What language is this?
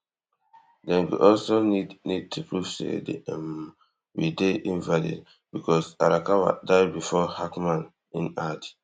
Nigerian Pidgin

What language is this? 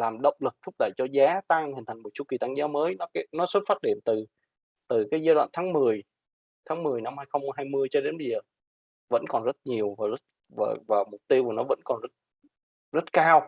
Vietnamese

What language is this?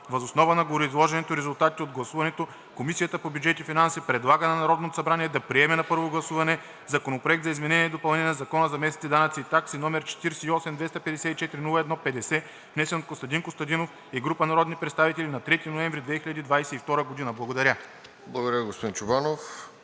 Bulgarian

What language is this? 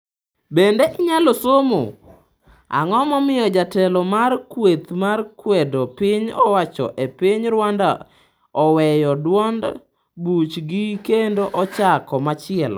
Luo (Kenya and Tanzania)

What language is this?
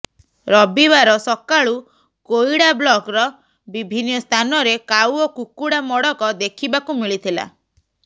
Odia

